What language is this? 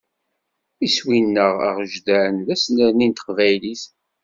Kabyle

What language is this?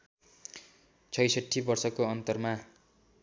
Nepali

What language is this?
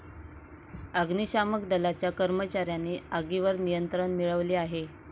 Marathi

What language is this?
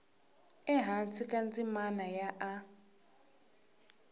Tsonga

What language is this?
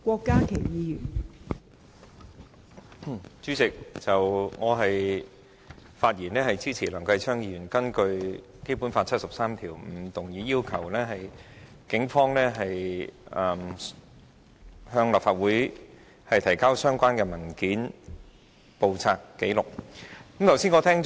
Cantonese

